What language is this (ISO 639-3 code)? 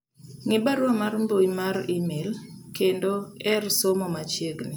luo